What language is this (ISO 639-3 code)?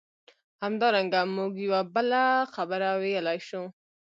pus